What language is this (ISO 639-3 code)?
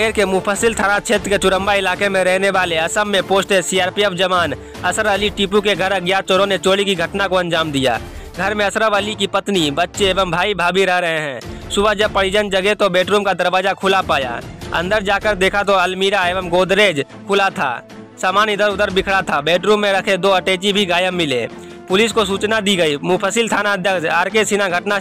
hin